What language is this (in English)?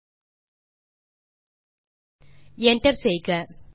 Tamil